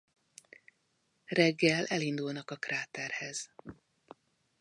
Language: Hungarian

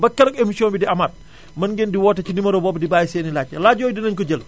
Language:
Wolof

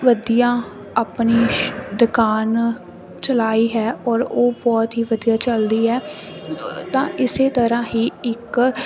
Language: Punjabi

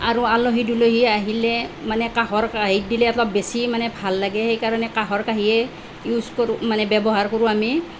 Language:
Assamese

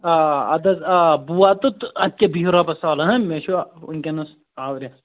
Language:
Kashmiri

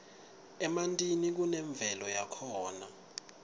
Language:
Swati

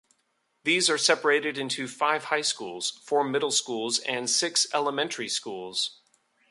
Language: English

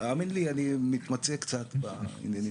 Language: Hebrew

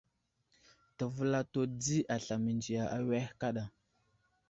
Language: Wuzlam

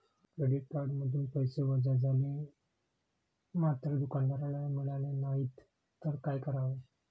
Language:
Marathi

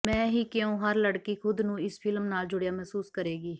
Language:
Punjabi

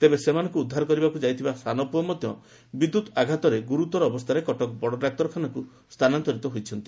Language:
Odia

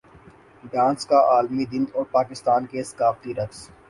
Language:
Urdu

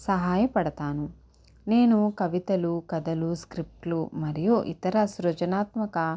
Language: Telugu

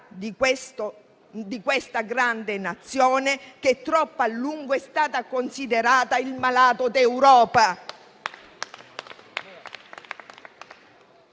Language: Italian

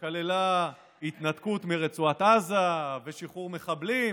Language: Hebrew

